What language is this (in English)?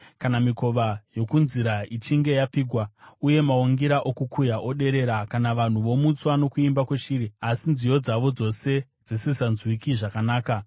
Shona